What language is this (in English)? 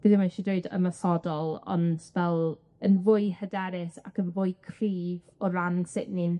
Welsh